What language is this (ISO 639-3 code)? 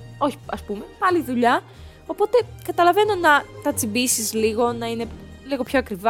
ell